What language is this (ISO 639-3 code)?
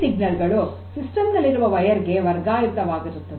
kan